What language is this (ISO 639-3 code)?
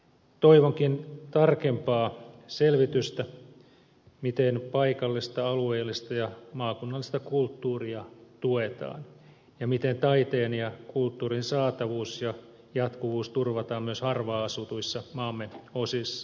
fin